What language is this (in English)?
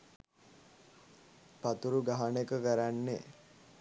Sinhala